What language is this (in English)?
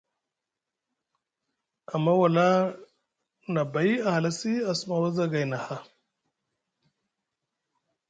Musgu